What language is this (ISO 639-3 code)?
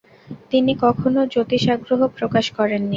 ben